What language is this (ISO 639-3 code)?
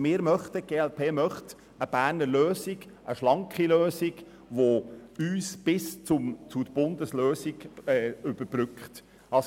gsw